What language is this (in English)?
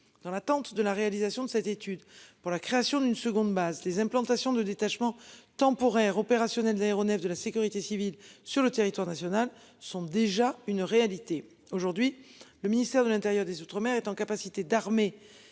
French